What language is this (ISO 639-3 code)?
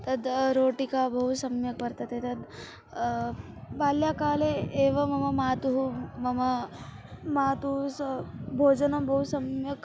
san